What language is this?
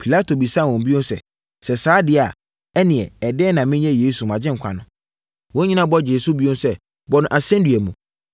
Akan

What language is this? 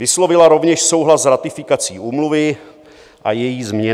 Czech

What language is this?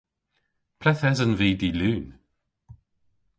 Cornish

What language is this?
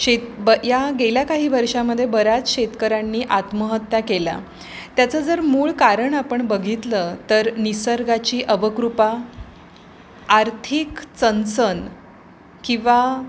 Marathi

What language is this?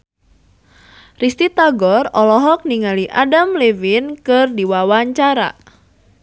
Sundanese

